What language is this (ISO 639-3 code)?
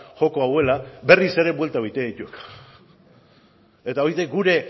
eus